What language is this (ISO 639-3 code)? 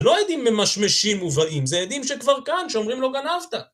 heb